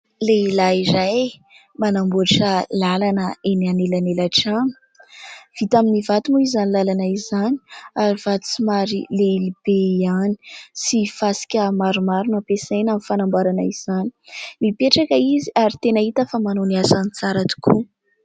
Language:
Malagasy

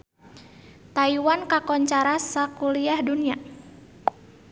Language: Sundanese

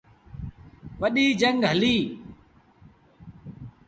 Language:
Sindhi Bhil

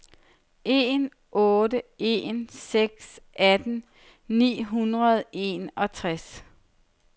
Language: Danish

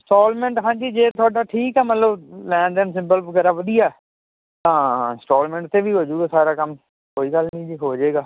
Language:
Punjabi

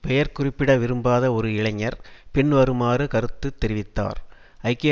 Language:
Tamil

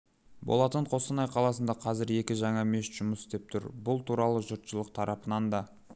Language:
Kazakh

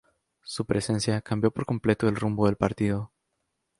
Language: Spanish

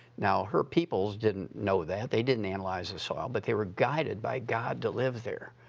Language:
English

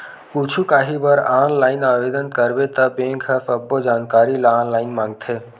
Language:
Chhattisgarhi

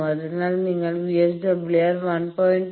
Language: Malayalam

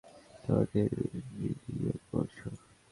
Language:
Bangla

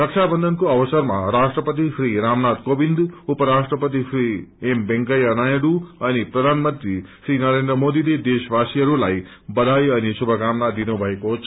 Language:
Nepali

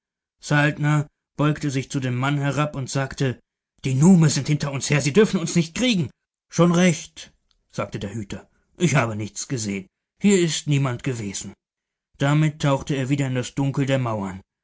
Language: German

